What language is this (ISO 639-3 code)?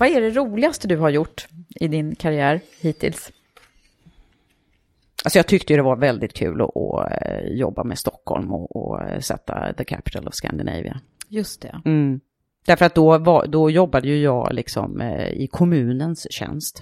swe